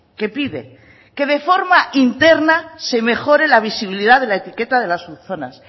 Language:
Spanish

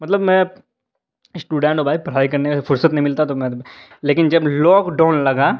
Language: Urdu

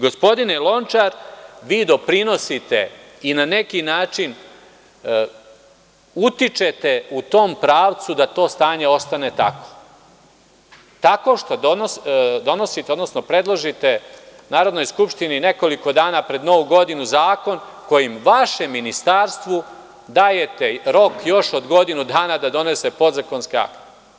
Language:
Serbian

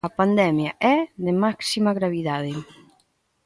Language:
Galician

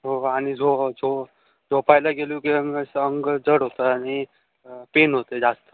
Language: Marathi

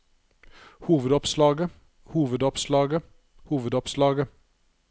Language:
Norwegian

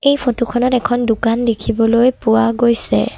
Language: Assamese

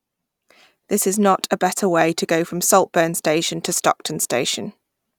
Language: English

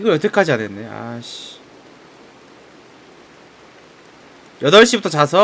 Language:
Korean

